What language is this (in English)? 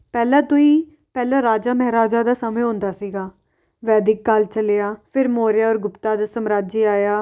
Punjabi